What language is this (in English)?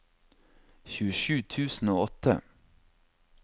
Norwegian